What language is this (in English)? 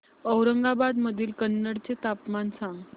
Marathi